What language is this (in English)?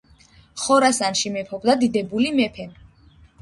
Georgian